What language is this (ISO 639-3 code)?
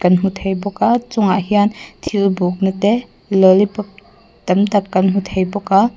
lus